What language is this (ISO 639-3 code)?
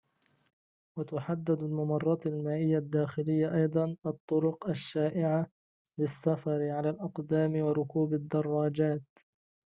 ara